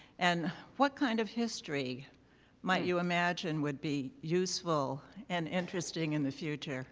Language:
English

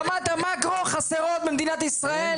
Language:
Hebrew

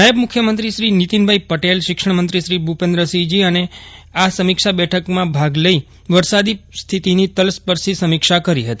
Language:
Gujarati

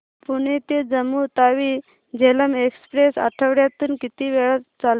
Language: Marathi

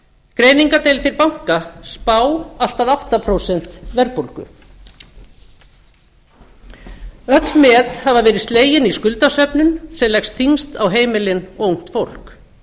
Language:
Icelandic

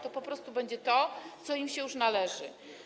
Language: Polish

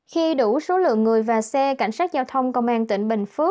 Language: Vietnamese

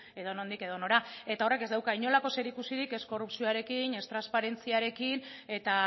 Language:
Basque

